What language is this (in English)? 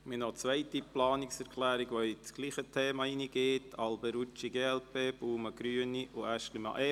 Swiss German